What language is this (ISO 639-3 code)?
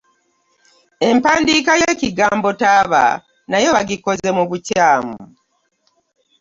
lug